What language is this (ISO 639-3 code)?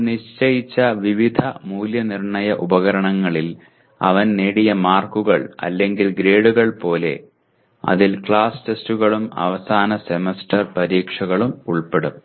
mal